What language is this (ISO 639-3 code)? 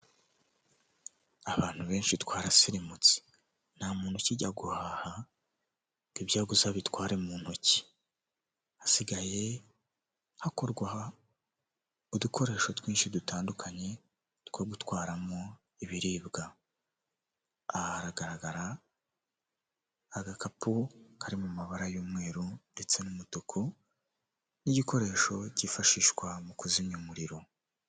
kin